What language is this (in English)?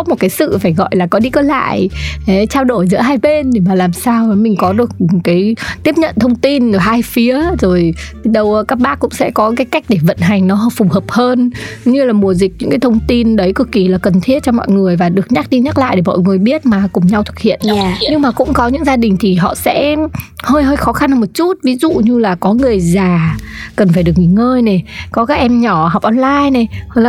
Vietnamese